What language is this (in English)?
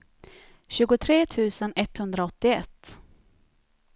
Swedish